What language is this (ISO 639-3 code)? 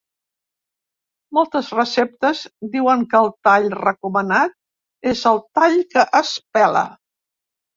cat